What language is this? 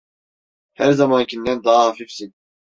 Turkish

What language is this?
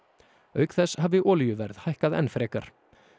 Icelandic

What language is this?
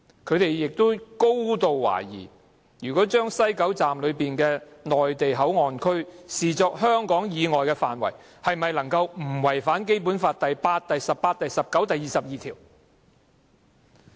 Cantonese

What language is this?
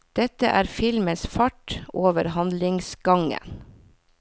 Norwegian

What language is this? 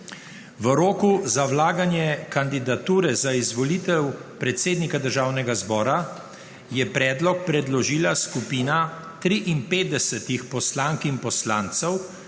Slovenian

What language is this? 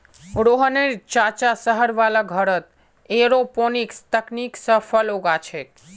Magahi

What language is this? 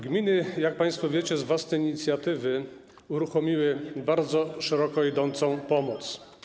Polish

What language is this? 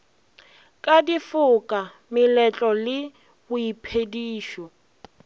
Northern Sotho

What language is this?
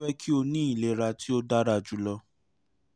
Yoruba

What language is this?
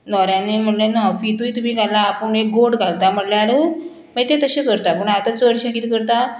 Konkani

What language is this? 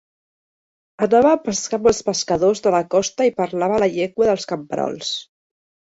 Catalan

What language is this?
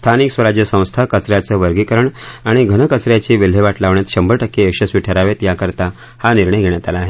Marathi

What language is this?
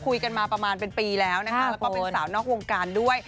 Thai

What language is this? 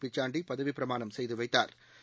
Tamil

